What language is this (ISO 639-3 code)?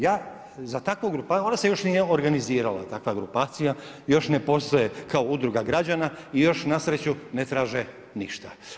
hrv